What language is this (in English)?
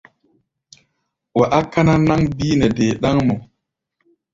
Gbaya